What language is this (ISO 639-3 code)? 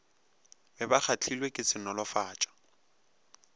nso